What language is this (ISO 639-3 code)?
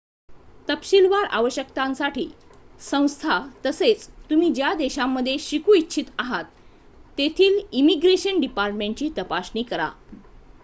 mar